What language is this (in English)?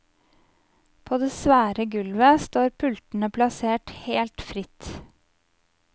Norwegian